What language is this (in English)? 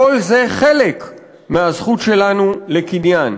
Hebrew